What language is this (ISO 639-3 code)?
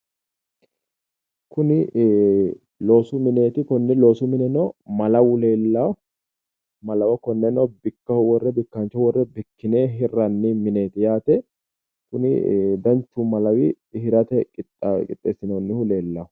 sid